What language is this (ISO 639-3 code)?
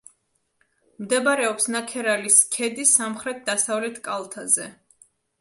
kat